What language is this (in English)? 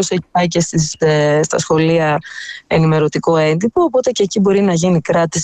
Greek